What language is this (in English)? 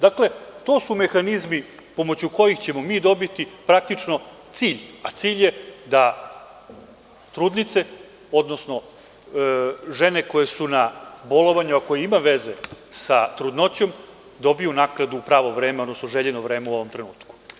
Serbian